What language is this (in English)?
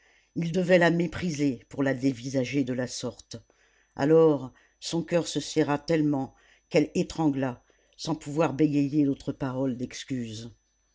French